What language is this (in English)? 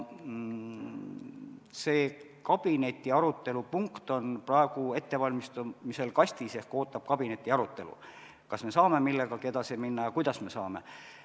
Estonian